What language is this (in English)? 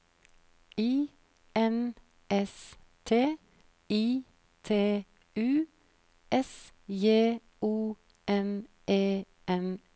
Norwegian